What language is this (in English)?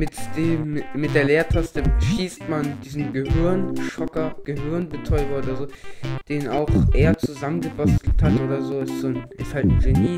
German